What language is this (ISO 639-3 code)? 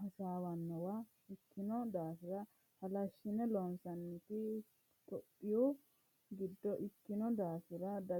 sid